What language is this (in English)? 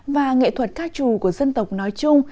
Vietnamese